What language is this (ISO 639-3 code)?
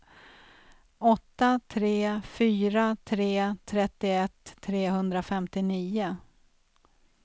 swe